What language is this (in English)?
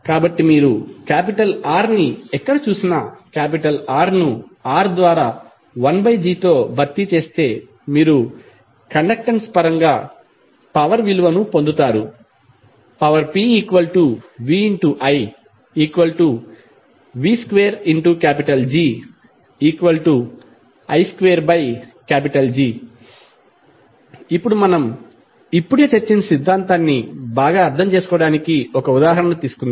Telugu